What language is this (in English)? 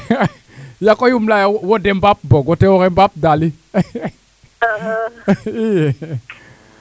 Serer